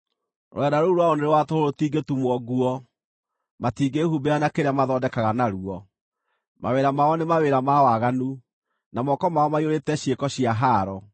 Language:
Kikuyu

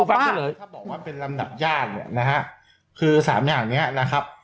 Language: Thai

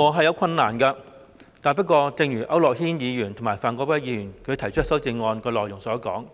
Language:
Cantonese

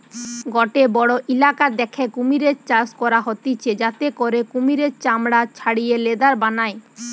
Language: Bangla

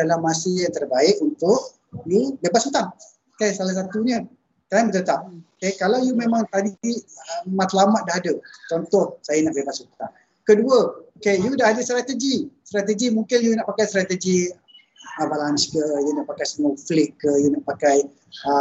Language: Malay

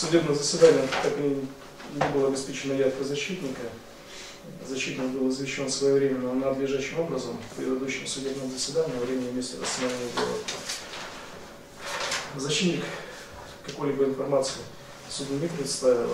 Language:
Russian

